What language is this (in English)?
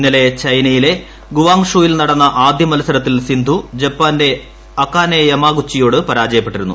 Malayalam